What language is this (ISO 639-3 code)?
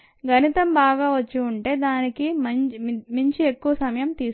tel